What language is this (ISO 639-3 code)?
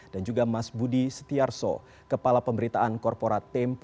ind